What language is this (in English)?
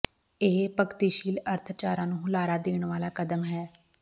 Punjabi